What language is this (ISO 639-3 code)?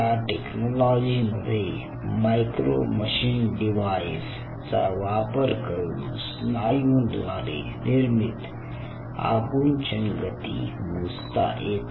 mar